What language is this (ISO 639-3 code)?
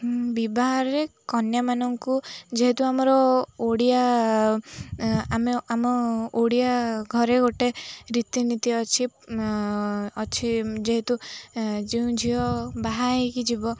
ori